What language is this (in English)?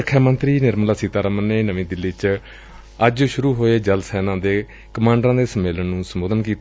Punjabi